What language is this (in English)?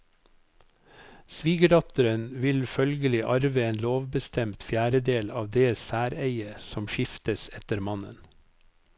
Norwegian